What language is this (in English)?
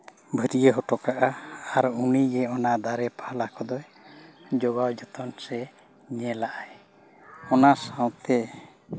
Santali